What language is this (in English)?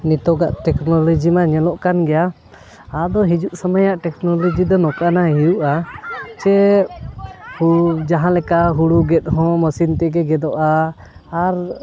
Santali